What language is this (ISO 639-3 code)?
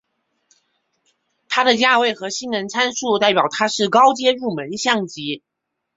zho